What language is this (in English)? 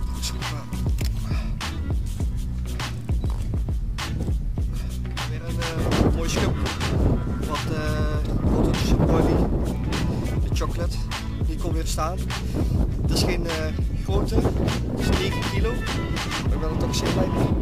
Dutch